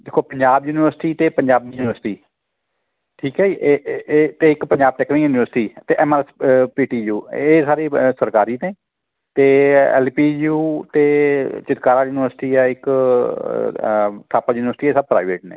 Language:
Punjabi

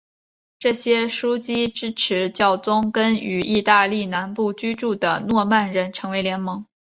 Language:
Chinese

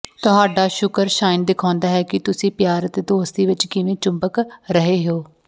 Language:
Punjabi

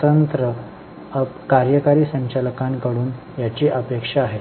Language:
Marathi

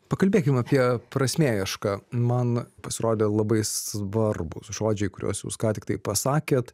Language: Lithuanian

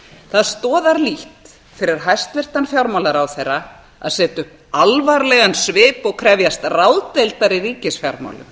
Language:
Icelandic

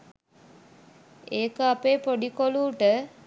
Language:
Sinhala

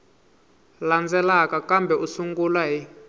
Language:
Tsonga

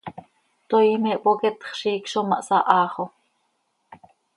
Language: Seri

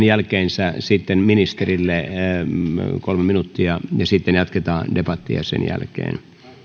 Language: Finnish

